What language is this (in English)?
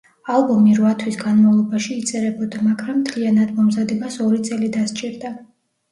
Georgian